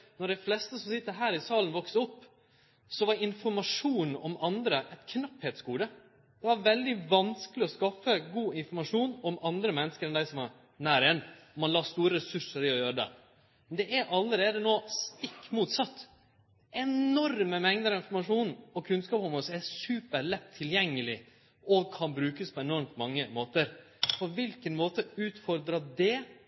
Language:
Norwegian Nynorsk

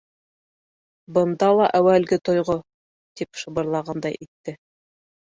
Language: Bashkir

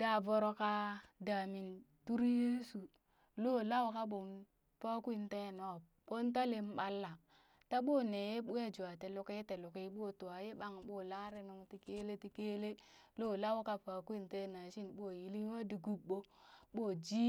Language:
Burak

